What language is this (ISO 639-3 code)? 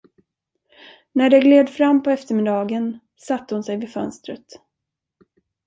swe